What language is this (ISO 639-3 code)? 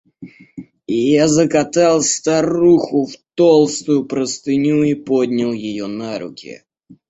rus